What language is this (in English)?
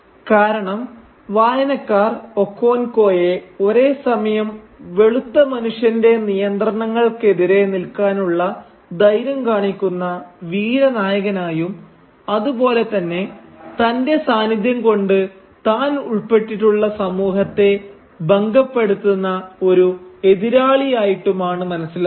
Malayalam